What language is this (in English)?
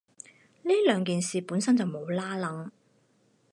Cantonese